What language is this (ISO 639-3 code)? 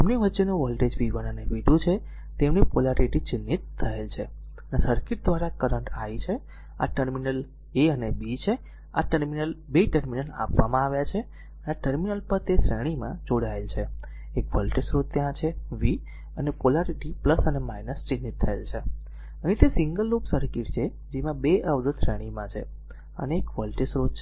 guj